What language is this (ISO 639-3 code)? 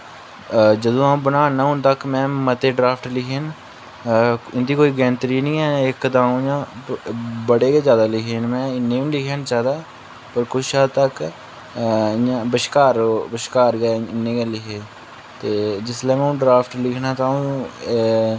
doi